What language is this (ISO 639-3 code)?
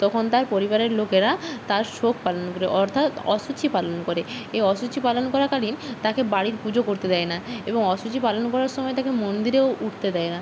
ben